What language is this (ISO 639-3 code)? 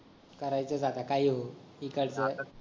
mar